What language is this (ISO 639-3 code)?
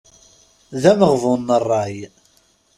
kab